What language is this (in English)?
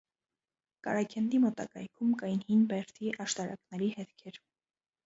Armenian